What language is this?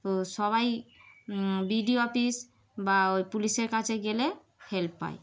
Bangla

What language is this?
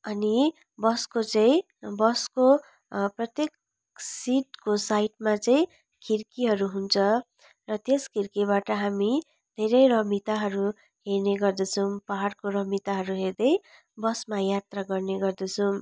Nepali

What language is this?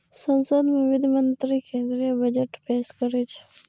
Maithili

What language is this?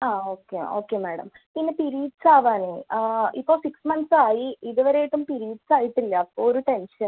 Malayalam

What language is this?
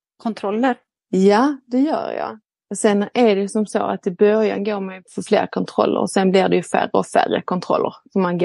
Swedish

